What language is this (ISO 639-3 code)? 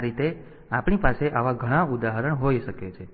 guj